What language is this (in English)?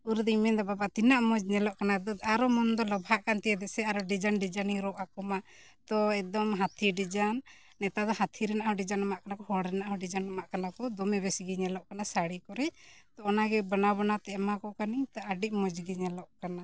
Santali